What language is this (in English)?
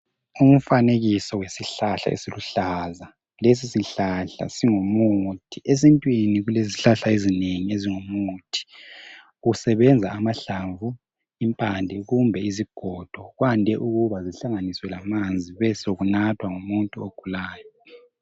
North Ndebele